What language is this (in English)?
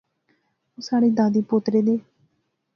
Pahari-Potwari